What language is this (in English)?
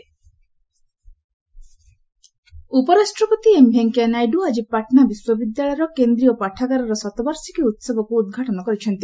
Odia